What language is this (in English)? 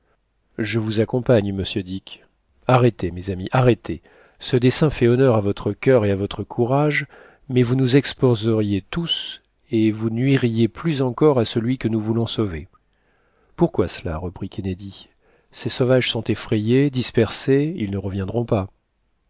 French